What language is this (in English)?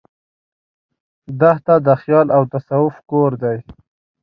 Pashto